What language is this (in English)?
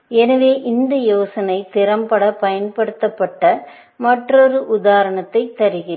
Tamil